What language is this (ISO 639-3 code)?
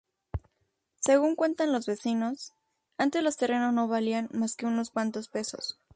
spa